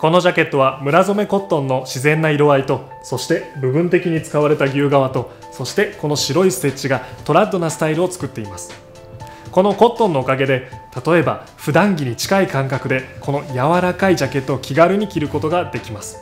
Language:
Japanese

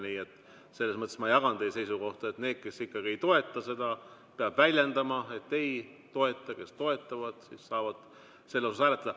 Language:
Estonian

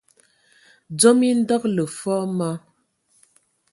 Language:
Ewondo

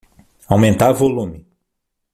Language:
Portuguese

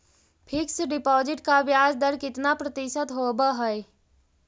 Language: Magahi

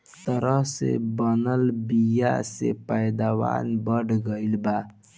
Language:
Bhojpuri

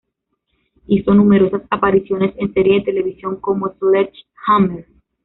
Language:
Spanish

